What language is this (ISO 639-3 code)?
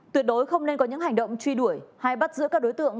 vie